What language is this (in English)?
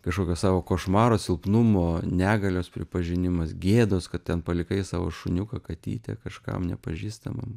Lithuanian